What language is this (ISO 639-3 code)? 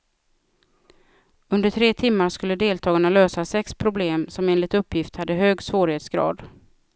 swe